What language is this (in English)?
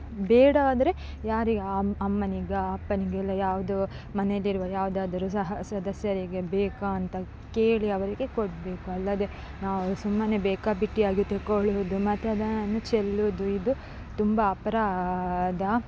Kannada